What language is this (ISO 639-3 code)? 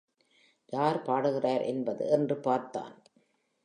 tam